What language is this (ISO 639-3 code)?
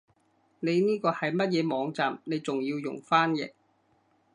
yue